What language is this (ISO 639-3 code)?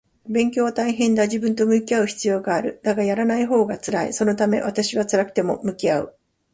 jpn